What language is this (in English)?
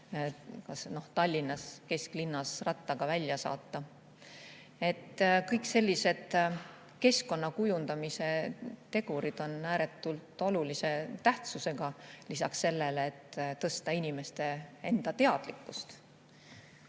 Estonian